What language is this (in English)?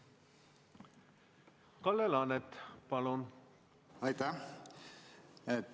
Estonian